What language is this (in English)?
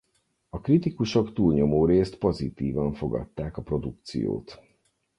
Hungarian